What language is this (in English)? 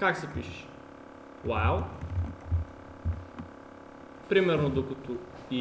Bulgarian